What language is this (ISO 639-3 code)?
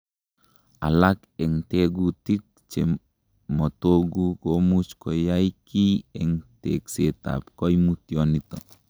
kln